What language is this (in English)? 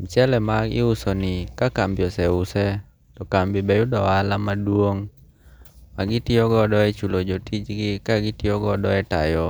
Luo (Kenya and Tanzania)